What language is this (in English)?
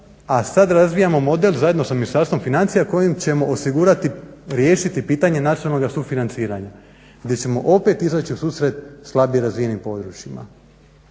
Croatian